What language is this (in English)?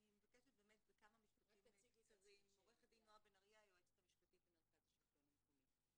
Hebrew